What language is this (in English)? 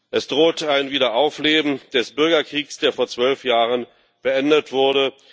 German